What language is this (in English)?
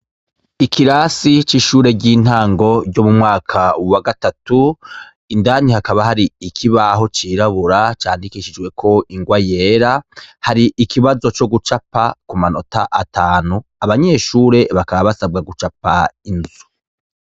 Rundi